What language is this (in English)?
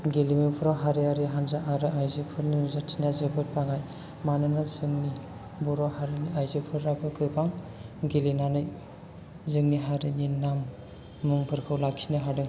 Bodo